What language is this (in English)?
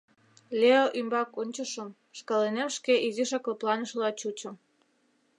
Mari